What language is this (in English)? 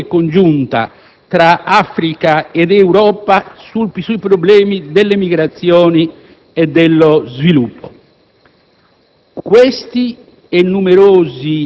Italian